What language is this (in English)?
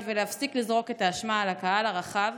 Hebrew